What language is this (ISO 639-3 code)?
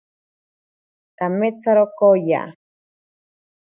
prq